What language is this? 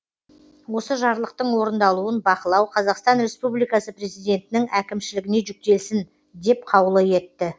Kazakh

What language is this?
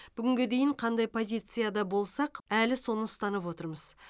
Kazakh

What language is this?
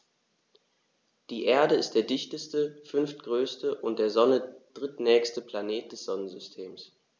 German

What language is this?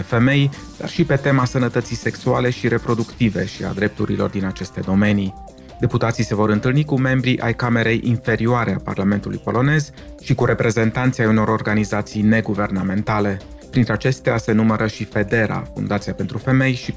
Romanian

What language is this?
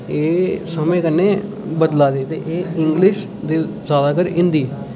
Dogri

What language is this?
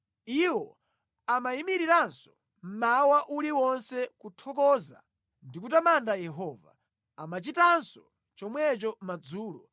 Nyanja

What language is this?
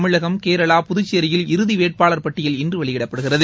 Tamil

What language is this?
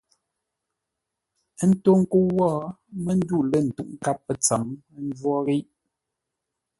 Ngombale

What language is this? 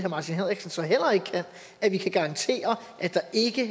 Danish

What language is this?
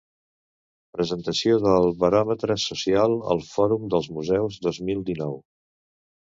Catalan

